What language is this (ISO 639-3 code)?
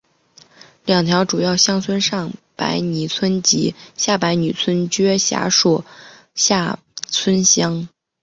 zho